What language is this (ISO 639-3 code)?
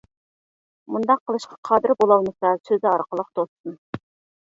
uig